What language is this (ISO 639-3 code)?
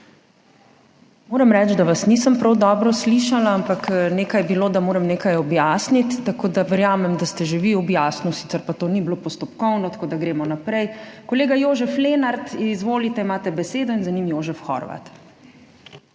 slv